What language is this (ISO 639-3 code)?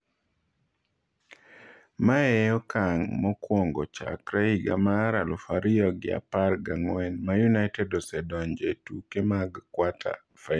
luo